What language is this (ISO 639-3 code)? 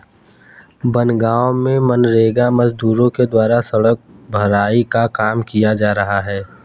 hin